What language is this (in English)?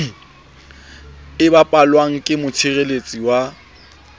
Southern Sotho